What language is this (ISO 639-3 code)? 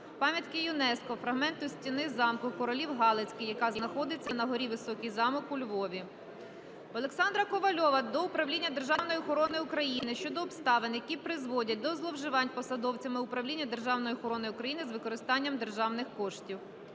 ukr